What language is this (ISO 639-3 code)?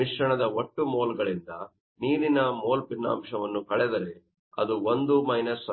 kan